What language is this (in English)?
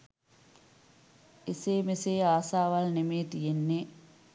Sinhala